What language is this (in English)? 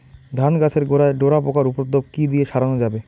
Bangla